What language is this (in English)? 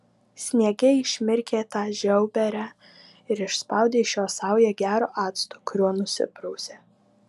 Lithuanian